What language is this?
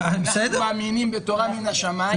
Hebrew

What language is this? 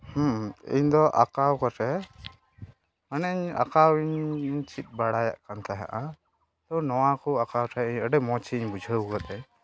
Santali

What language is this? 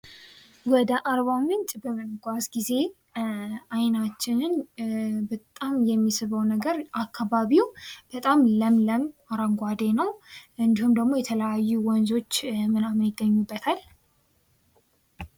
Amharic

